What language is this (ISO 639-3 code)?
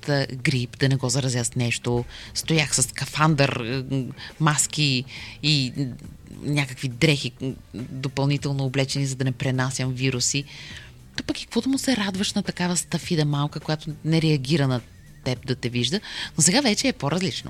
bul